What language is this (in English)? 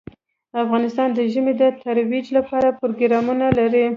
Pashto